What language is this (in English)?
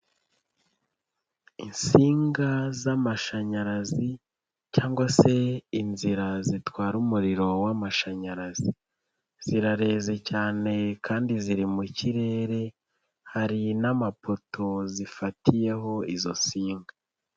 Kinyarwanda